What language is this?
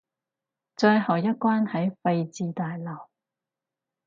Cantonese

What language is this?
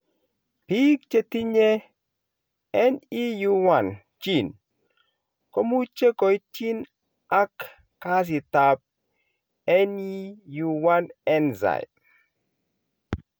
Kalenjin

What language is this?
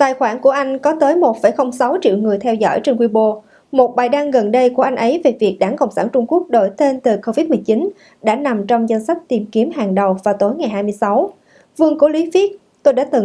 Vietnamese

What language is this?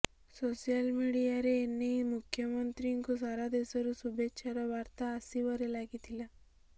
Odia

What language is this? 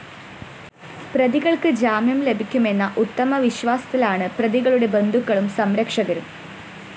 Malayalam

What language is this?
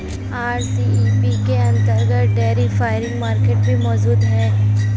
Hindi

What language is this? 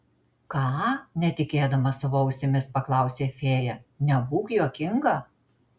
Lithuanian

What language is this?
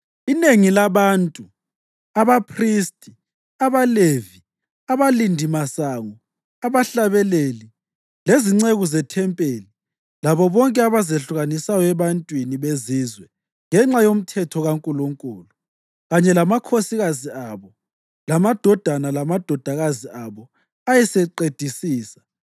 North Ndebele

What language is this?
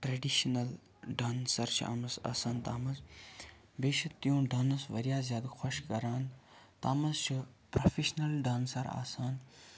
Kashmiri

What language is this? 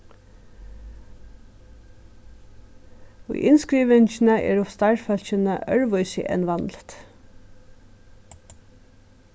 Faroese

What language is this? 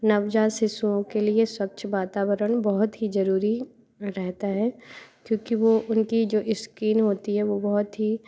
Hindi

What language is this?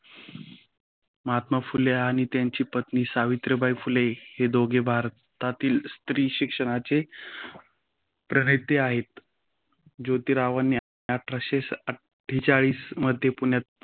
Marathi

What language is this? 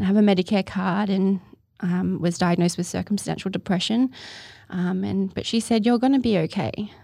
English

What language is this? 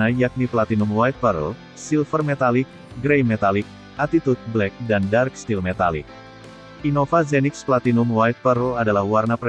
Indonesian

